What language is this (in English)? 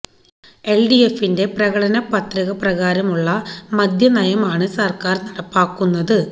Malayalam